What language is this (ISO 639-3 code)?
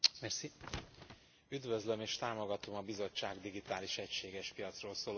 hun